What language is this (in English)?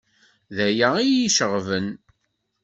Kabyle